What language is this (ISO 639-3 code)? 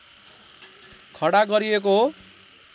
nep